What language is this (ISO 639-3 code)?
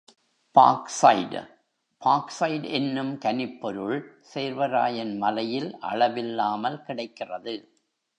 tam